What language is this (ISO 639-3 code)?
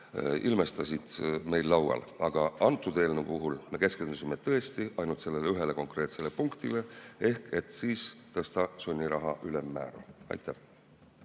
est